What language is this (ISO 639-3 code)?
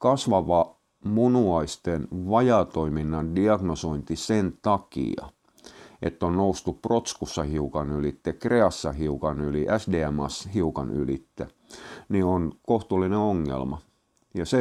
fin